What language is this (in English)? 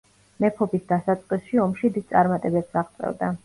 Georgian